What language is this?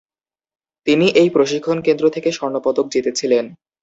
Bangla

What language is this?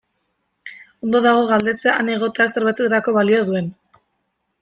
Basque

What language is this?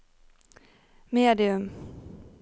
Norwegian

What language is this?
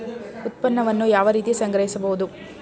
Kannada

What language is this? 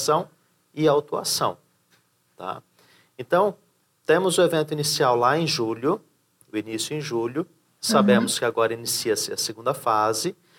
Portuguese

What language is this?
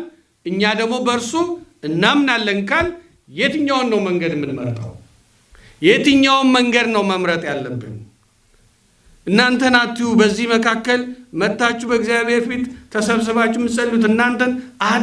Amharic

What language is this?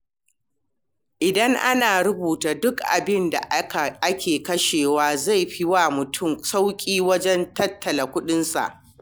Hausa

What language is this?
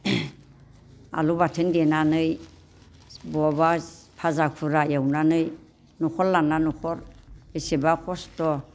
Bodo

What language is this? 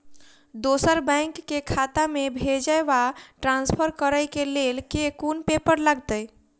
Maithili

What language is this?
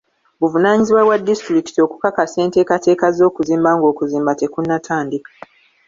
Ganda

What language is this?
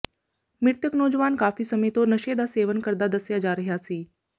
Punjabi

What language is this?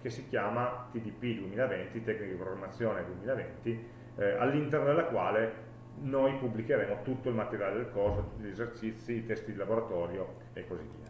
Italian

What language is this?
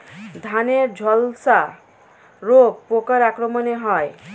Bangla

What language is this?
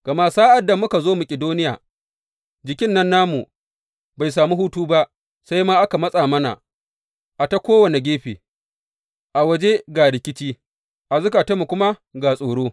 Hausa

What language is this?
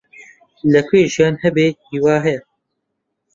Central Kurdish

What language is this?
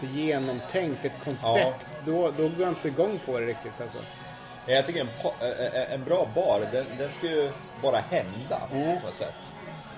Swedish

